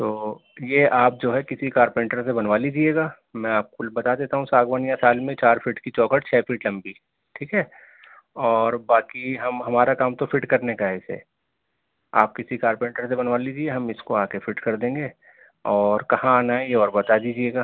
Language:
Urdu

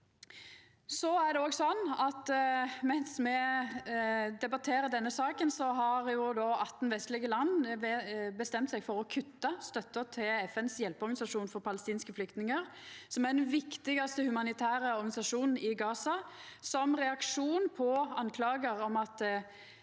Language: Norwegian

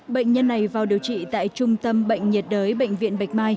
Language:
Vietnamese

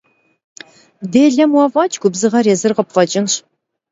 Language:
Kabardian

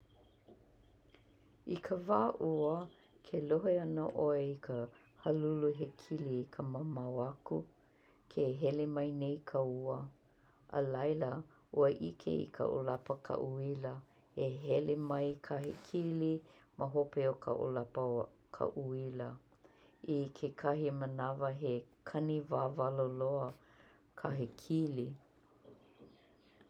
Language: Hawaiian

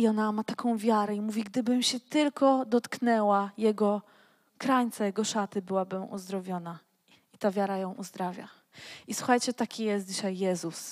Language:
Polish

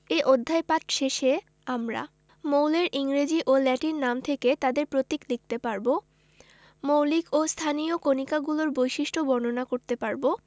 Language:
Bangla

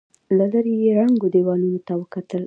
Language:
Pashto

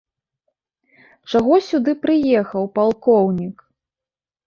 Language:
Belarusian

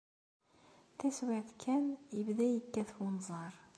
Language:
Kabyle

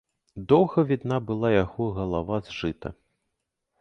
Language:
Belarusian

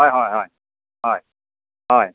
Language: Assamese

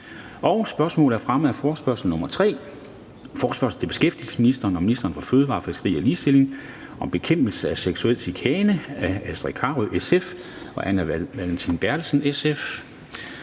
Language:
Danish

